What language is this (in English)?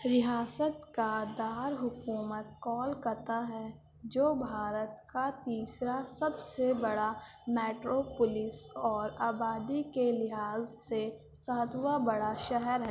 Urdu